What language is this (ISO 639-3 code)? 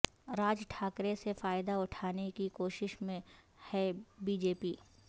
urd